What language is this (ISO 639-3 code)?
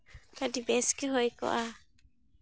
sat